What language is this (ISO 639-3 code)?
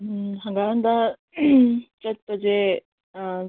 mni